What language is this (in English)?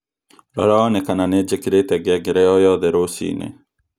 Kikuyu